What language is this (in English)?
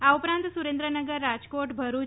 Gujarati